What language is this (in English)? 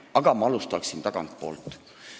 Estonian